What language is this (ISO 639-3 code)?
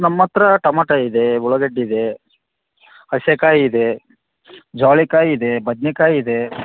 kan